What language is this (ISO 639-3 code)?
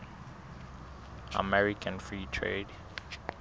sot